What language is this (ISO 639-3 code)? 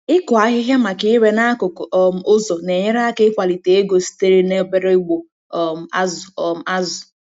ibo